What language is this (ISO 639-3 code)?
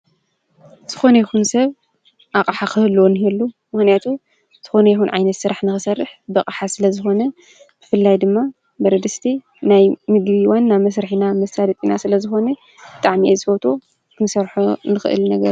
tir